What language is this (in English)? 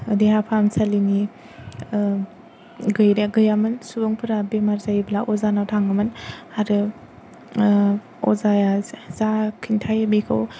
Bodo